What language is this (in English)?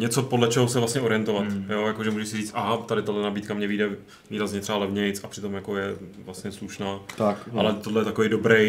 Czech